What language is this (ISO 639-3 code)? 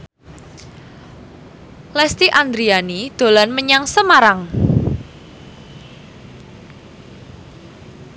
jav